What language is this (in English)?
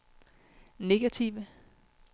Danish